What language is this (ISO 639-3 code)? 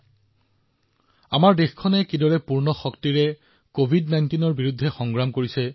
asm